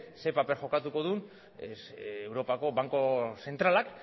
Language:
Basque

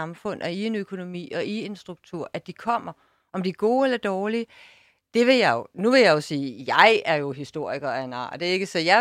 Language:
Danish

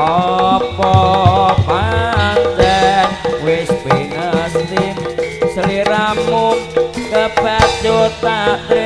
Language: Indonesian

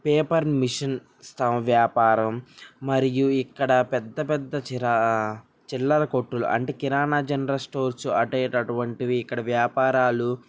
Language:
Telugu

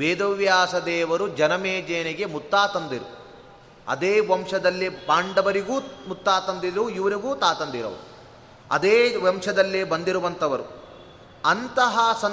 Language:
Kannada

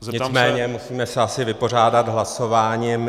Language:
Czech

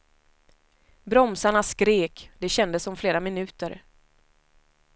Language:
Swedish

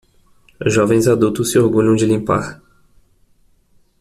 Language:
Portuguese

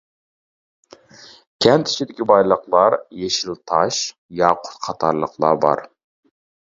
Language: Uyghur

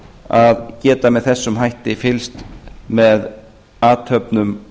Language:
Icelandic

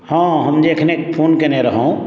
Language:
Maithili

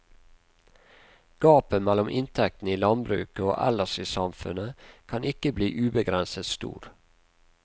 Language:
Norwegian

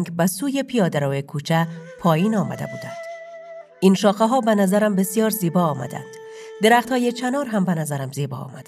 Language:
Persian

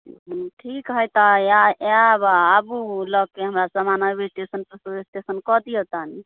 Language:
Maithili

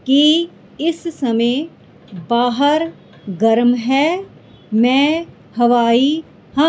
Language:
Punjabi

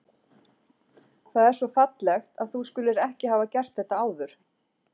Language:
Icelandic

